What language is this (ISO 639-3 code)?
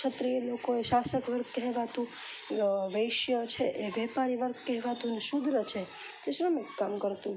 guj